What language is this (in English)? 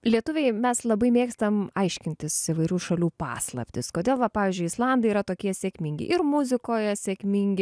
Lithuanian